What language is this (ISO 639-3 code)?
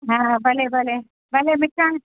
snd